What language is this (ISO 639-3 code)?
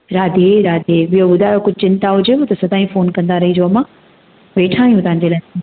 snd